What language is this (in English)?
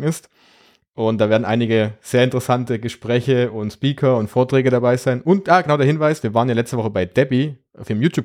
German